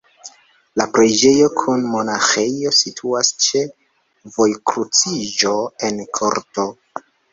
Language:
Esperanto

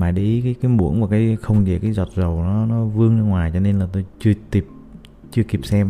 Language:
Vietnamese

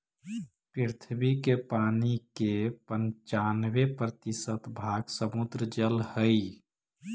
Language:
Magahi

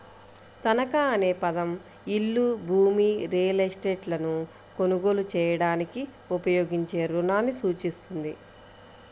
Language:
Telugu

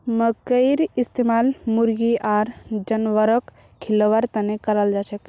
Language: Magahi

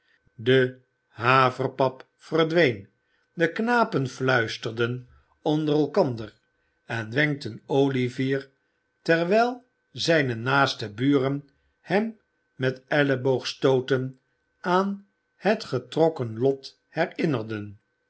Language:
Dutch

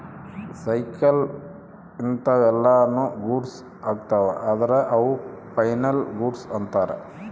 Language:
Kannada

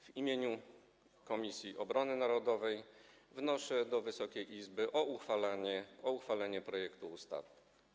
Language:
Polish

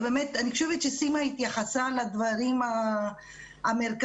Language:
Hebrew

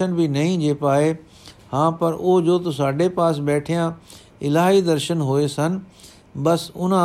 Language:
Punjabi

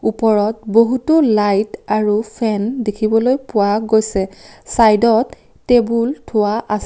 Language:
Assamese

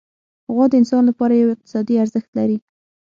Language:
Pashto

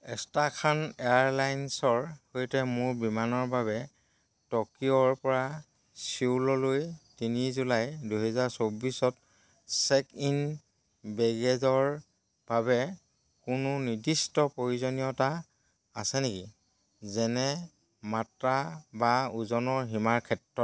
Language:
Assamese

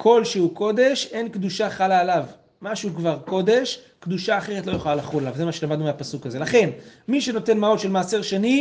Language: Hebrew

